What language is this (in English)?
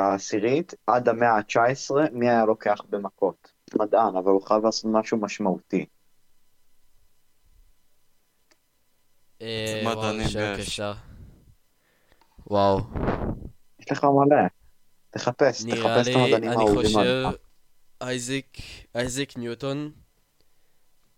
Hebrew